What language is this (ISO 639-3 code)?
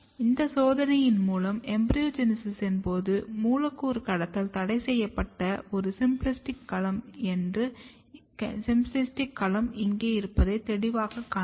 tam